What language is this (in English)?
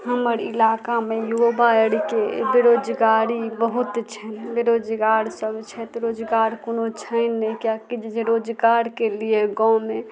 Maithili